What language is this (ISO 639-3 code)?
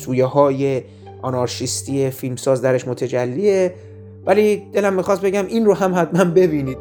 fas